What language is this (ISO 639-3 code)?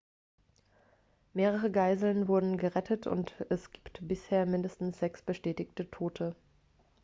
deu